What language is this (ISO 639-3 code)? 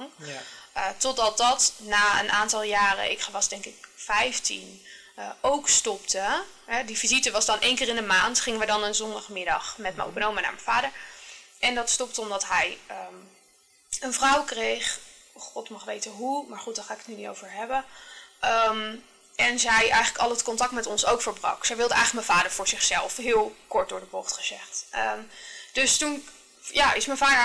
nld